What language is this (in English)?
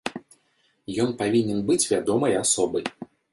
Belarusian